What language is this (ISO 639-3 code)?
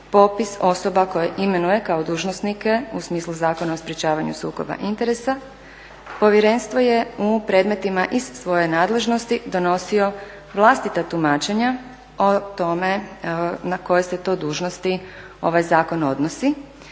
hrv